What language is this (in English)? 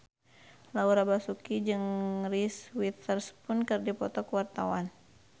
Sundanese